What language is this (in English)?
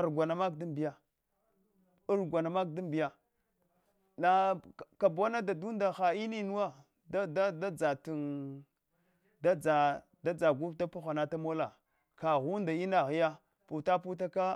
Hwana